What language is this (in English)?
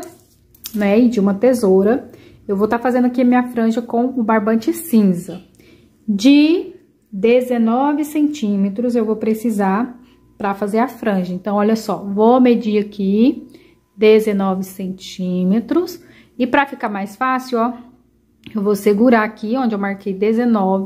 Portuguese